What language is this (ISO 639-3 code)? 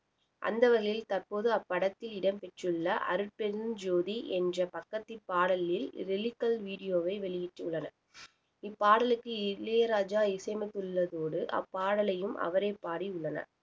tam